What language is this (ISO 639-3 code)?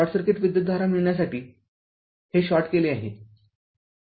mar